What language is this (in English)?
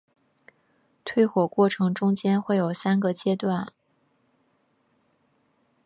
Chinese